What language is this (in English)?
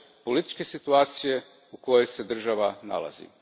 Croatian